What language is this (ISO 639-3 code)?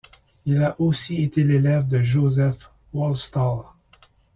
fra